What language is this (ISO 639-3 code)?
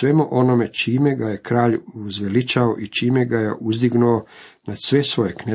hrv